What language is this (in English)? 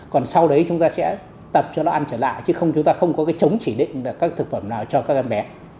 Vietnamese